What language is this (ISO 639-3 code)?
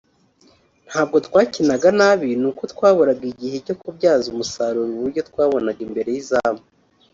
kin